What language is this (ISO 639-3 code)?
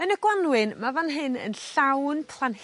cym